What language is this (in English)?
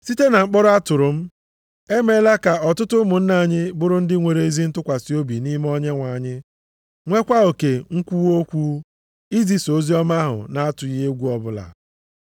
Igbo